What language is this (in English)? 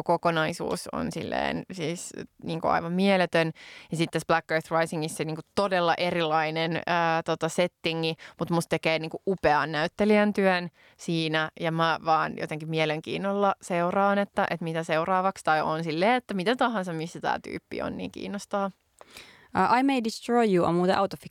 Finnish